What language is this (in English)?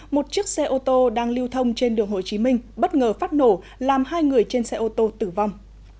Vietnamese